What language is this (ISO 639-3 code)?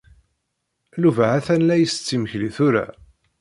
kab